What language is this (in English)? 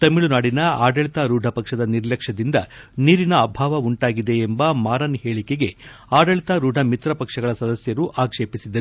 Kannada